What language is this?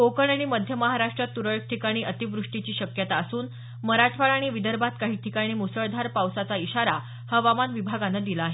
Marathi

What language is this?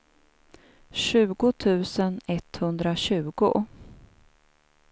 Swedish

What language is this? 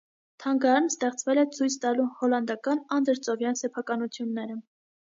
Armenian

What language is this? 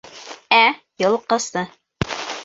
Bashkir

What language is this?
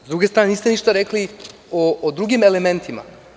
Serbian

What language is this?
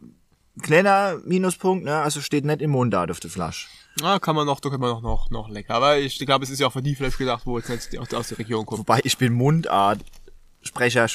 German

